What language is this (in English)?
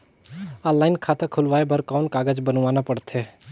Chhattisgarhi